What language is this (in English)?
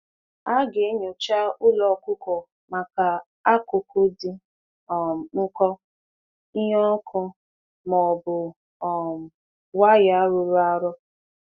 Igbo